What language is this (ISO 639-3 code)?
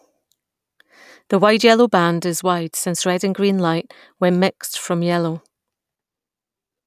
eng